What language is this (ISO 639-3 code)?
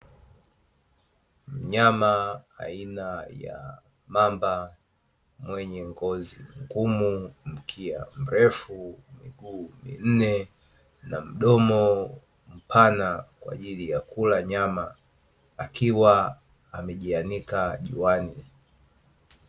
swa